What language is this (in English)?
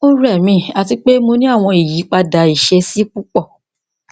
Yoruba